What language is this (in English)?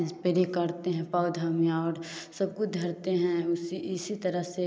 Hindi